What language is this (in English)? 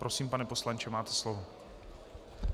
Czech